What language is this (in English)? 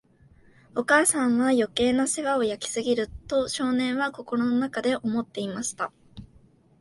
Japanese